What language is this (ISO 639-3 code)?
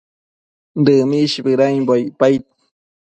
mcf